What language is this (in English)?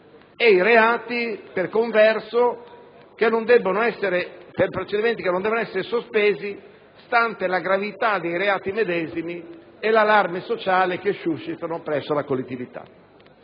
Italian